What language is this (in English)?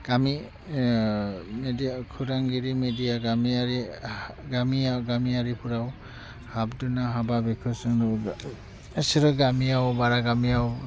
Bodo